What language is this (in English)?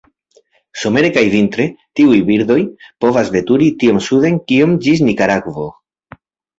Esperanto